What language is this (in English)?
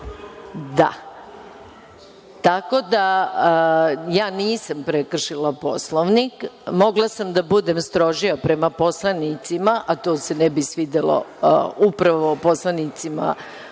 Serbian